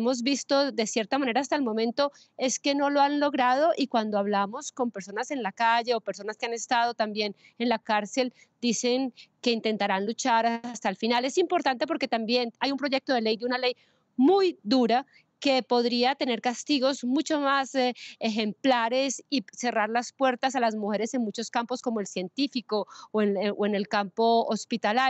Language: Spanish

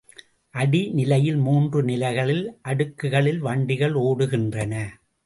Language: Tamil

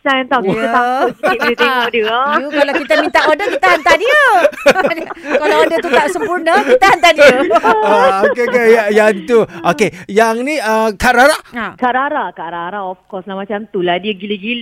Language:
Malay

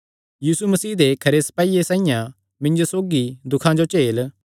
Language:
Kangri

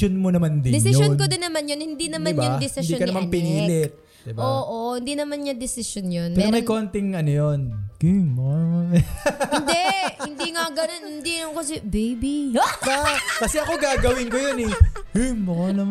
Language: Filipino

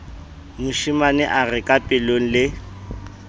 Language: Southern Sotho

